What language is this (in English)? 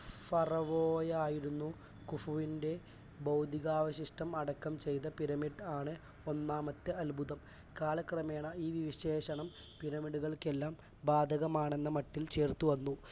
Malayalam